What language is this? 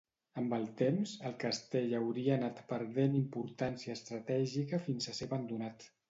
Catalan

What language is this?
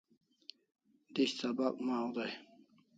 Kalasha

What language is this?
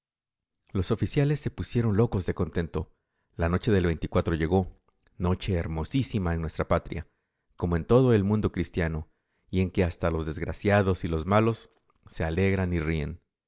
Spanish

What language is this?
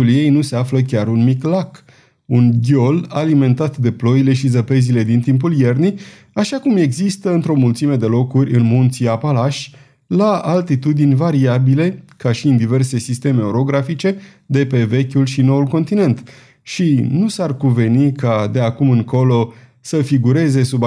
Romanian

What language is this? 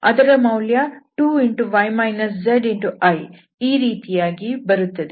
Kannada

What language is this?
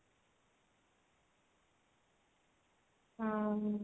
Odia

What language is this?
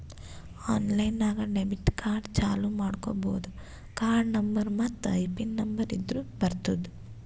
Kannada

